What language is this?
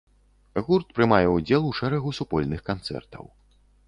Belarusian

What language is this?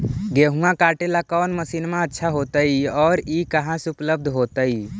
Magahi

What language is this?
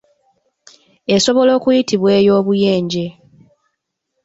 Ganda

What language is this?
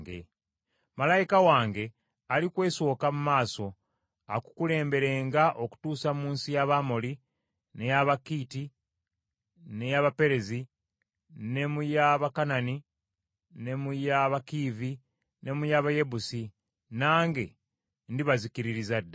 Ganda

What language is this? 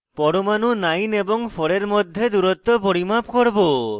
Bangla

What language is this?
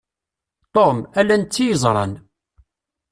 Kabyle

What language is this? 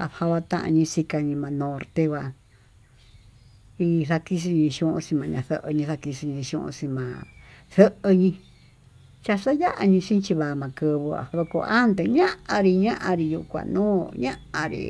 Tututepec Mixtec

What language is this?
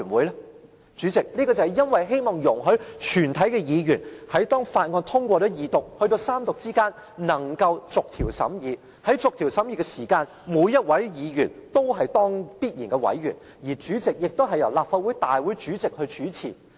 Cantonese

